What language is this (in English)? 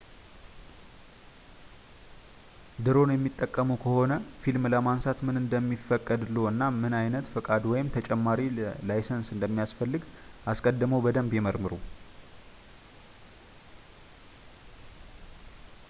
Amharic